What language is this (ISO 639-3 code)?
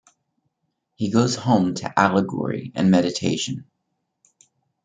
eng